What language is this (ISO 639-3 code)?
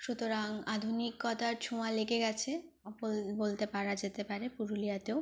ben